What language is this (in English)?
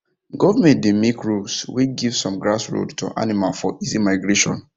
Nigerian Pidgin